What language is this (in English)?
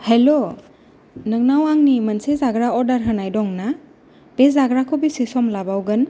Bodo